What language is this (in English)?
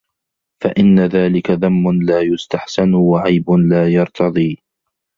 Arabic